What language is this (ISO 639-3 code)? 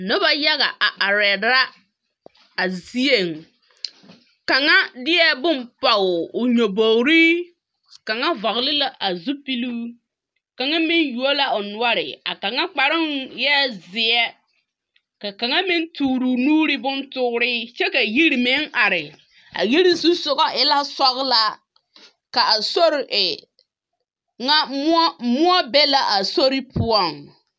dga